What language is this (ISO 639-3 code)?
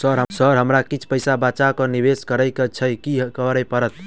mai